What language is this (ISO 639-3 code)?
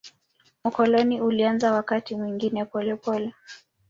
swa